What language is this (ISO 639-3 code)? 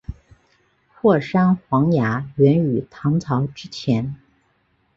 zho